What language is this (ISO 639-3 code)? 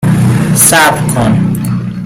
fas